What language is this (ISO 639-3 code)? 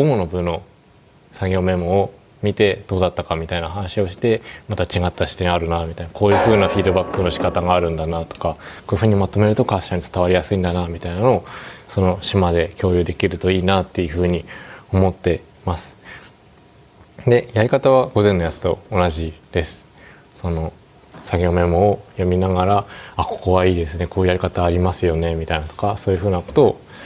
jpn